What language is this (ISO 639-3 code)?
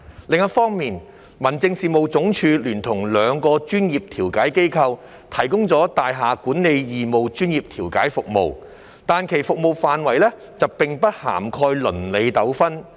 yue